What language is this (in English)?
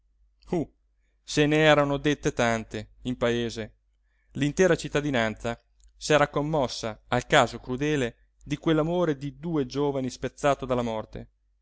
Italian